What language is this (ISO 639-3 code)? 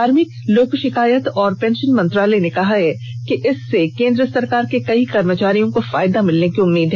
hin